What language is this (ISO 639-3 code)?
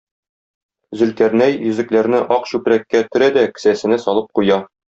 tat